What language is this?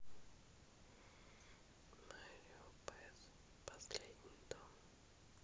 Russian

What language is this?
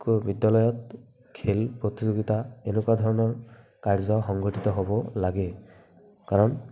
Assamese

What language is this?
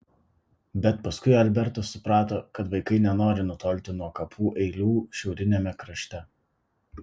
Lithuanian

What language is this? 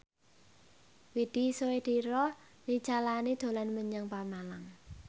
Javanese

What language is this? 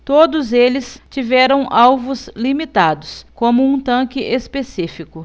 Portuguese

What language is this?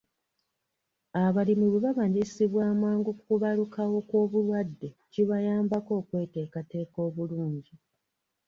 Ganda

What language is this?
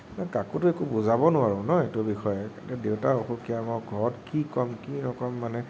Assamese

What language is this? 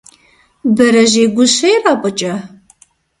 Kabardian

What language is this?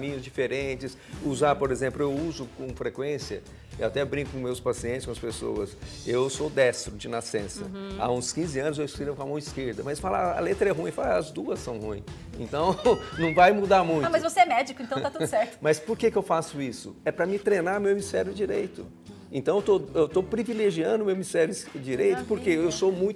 Portuguese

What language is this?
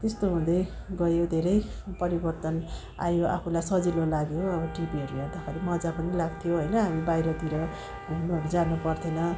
Nepali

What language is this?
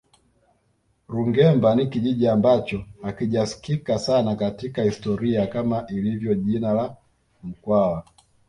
Swahili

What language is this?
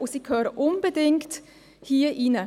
Swiss German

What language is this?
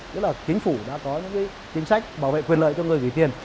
Vietnamese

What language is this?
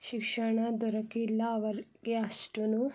Kannada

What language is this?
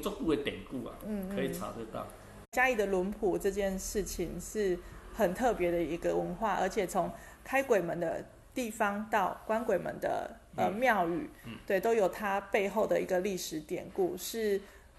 Chinese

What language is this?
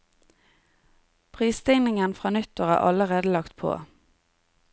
Norwegian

